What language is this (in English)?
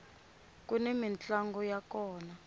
Tsonga